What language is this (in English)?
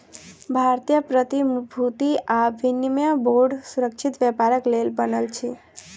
Maithili